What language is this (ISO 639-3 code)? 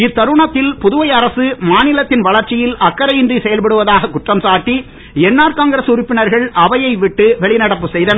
tam